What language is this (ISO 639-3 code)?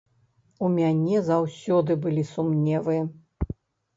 bel